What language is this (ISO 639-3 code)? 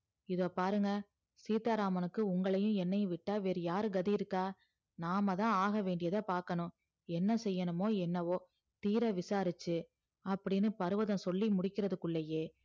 tam